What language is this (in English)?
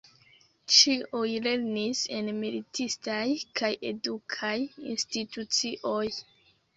Esperanto